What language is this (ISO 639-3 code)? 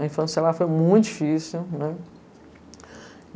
por